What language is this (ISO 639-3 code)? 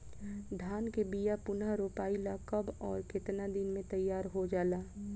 bho